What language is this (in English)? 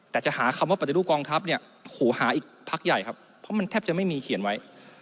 Thai